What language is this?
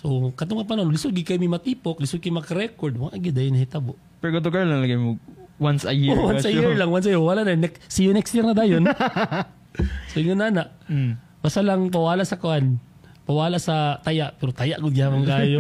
Filipino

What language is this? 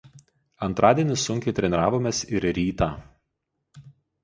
Lithuanian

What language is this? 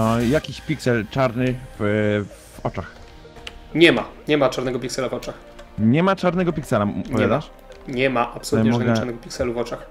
Polish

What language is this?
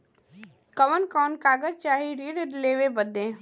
Bhojpuri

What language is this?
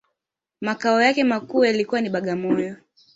Swahili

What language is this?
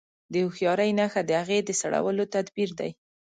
Pashto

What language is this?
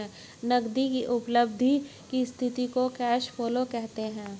Hindi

